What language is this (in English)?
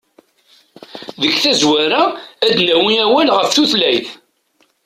Kabyle